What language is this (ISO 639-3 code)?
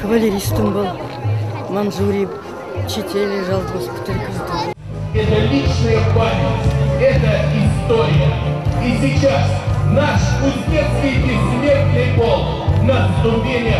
rus